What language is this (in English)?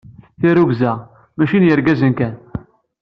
Kabyle